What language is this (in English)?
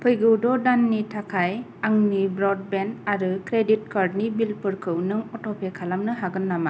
Bodo